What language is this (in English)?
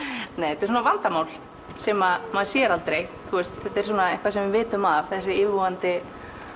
Icelandic